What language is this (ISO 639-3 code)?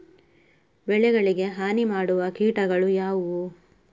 kan